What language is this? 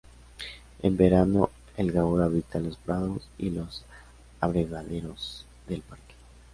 Spanish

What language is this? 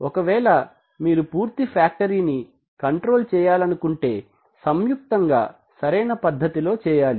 Telugu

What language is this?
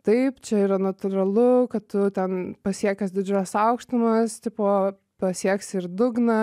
Lithuanian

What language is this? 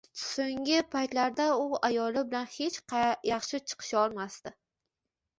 Uzbek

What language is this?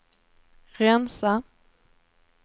Swedish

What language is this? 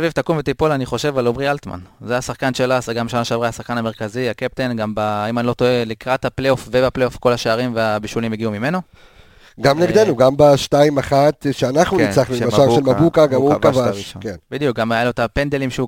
Hebrew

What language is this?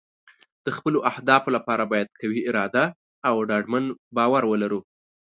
Pashto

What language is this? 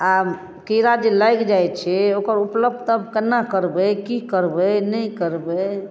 Maithili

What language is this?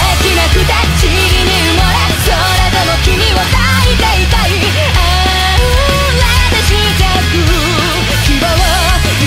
Japanese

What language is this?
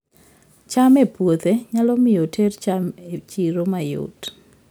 Luo (Kenya and Tanzania)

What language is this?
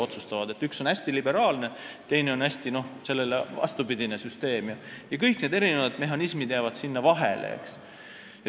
Estonian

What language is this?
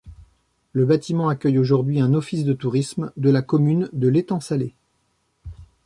French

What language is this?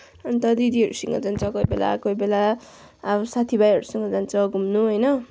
Nepali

